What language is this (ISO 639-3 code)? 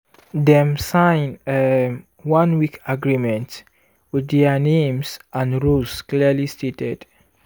pcm